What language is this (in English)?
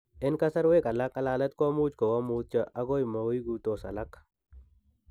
Kalenjin